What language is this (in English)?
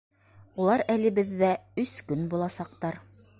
Bashkir